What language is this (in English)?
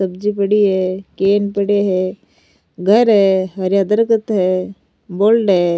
Rajasthani